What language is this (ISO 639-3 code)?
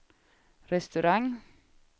swe